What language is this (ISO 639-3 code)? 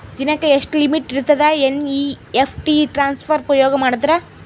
kan